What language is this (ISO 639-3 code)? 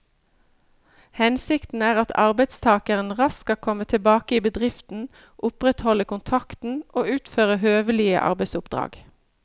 nor